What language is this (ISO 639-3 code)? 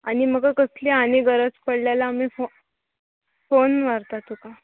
kok